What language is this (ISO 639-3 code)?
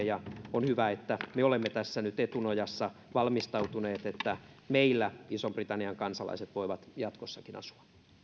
fin